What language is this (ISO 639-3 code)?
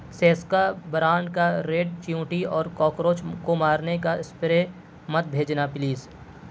urd